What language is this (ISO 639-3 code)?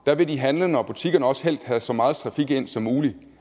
dan